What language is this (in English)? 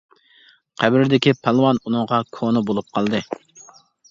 Uyghur